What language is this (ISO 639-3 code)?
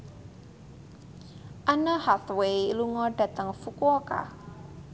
jav